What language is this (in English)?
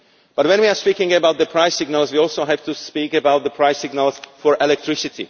English